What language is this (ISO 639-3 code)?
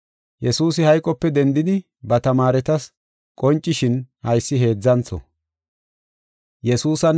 gof